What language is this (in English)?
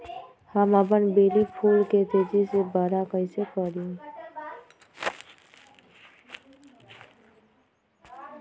Magahi